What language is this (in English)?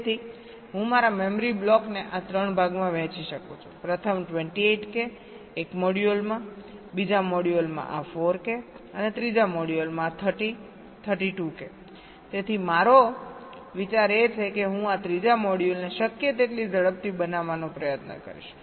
Gujarati